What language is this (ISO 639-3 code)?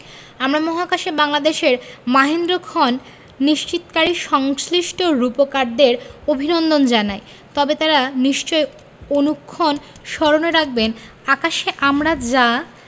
ben